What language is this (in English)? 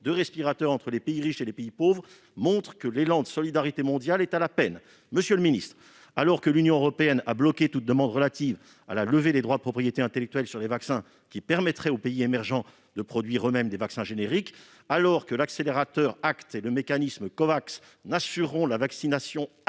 French